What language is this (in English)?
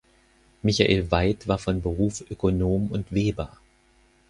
German